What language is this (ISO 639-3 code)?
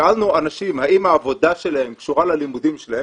heb